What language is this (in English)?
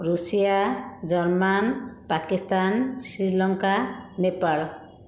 Odia